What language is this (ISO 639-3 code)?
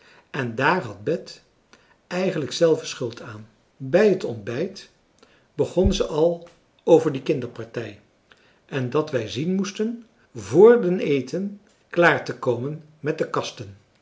nld